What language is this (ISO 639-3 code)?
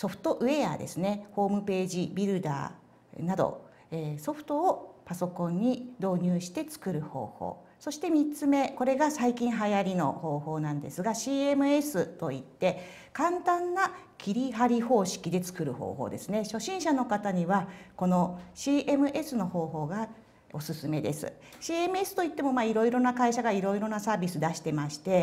jpn